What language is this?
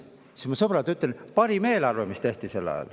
Estonian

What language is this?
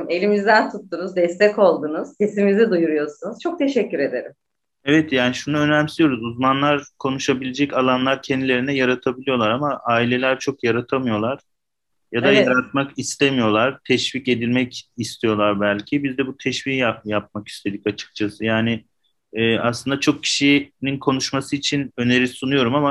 Turkish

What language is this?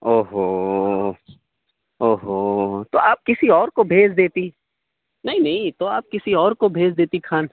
Urdu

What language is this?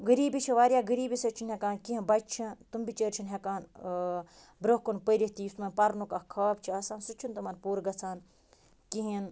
Kashmiri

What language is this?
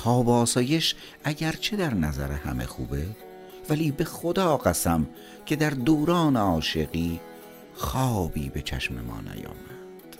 Persian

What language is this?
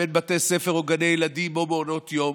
Hebrew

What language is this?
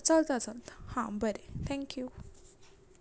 Konkani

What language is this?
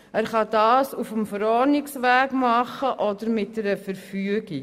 Swiss German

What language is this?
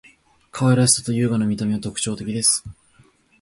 Japanese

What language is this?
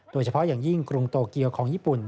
Thai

